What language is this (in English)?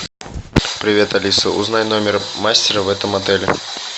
Russian